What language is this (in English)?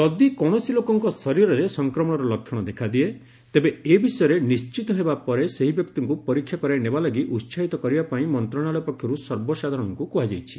Odia